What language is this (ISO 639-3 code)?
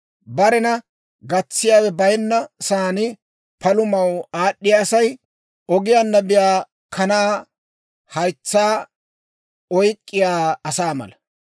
dwr